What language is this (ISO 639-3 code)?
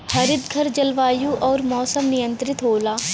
bho